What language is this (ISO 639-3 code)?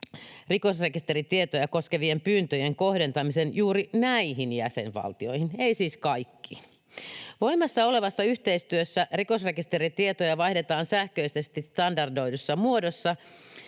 fin